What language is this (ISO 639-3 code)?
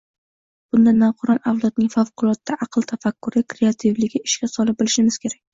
uzb